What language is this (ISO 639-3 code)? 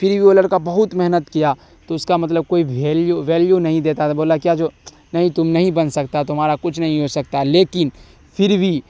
urd